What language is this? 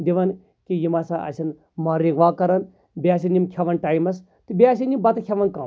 Kashmiri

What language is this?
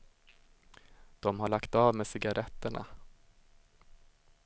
Swedish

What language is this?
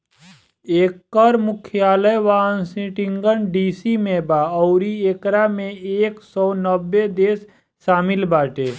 Bhojpuri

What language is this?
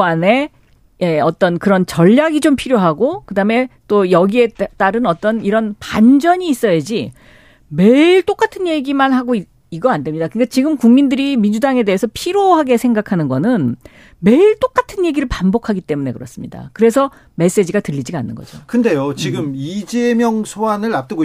Korean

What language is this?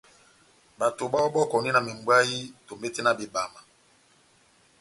Batanga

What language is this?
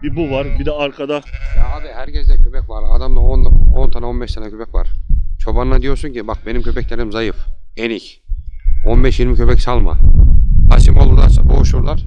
Turkish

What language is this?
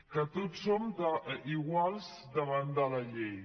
Catalan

